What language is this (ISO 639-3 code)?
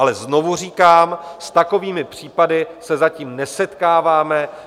ces